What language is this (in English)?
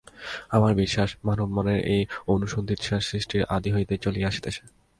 Bangla